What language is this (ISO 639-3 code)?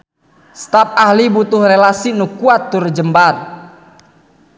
sun